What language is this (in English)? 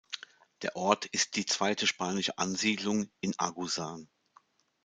German